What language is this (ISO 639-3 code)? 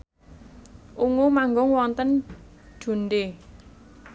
jav